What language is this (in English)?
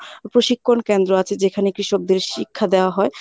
Bangla